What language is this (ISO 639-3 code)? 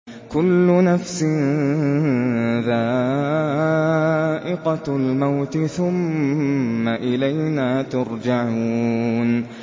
ara